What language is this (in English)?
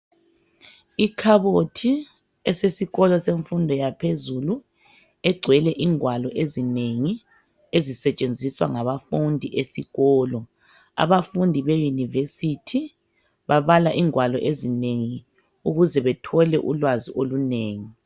North Ndebele